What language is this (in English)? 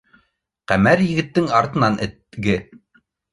Bashkir